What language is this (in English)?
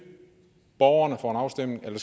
Danish